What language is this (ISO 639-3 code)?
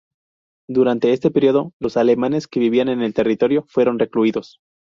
spa